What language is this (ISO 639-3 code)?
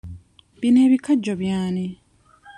lug